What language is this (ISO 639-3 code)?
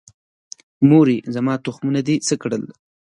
pus